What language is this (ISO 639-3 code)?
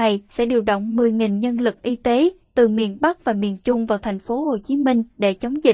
vie